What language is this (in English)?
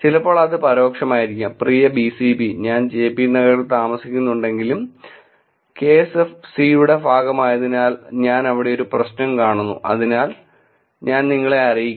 Malayalam